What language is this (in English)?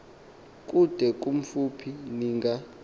Xhosa